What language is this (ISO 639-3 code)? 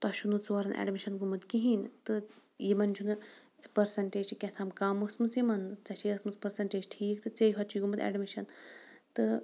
kas